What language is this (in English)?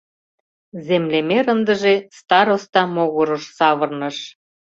Mari